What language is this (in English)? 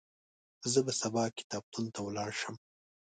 Pashto